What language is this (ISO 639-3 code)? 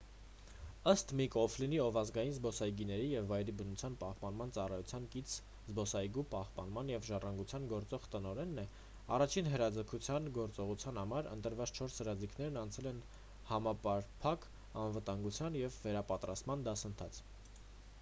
hye